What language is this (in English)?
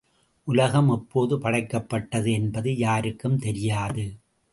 Tamil